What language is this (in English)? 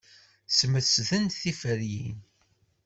Kabyle